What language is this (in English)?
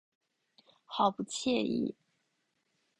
Chinese